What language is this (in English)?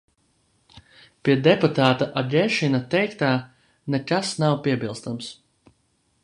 Latvian